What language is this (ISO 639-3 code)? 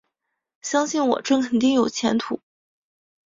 zho